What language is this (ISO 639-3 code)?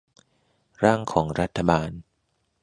tha